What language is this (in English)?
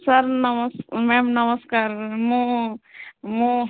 Odia